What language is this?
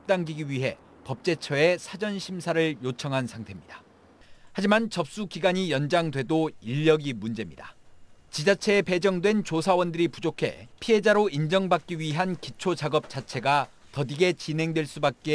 Korean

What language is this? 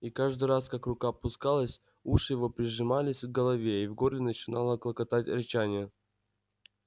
Russian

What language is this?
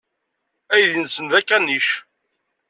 Kabyle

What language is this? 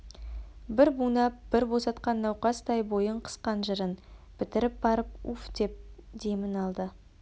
Kazakh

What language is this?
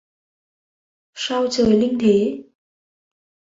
Vietnamese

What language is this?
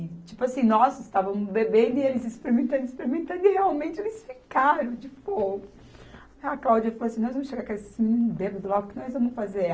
Portuguese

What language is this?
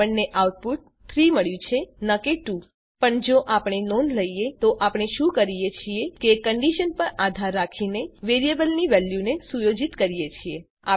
Gujarati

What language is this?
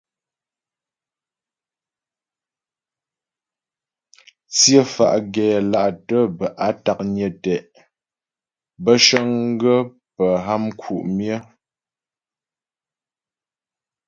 Ghomala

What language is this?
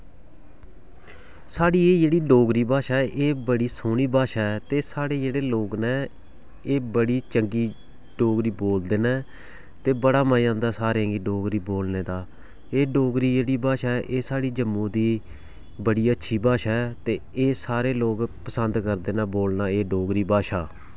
Dogri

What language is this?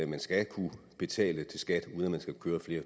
Danish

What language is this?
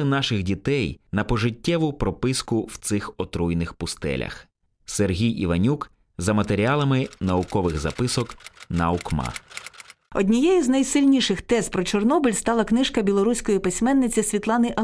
Ukrainian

